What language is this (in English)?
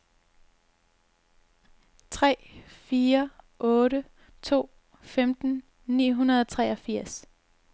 Danish